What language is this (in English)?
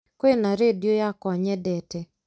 Kikuyu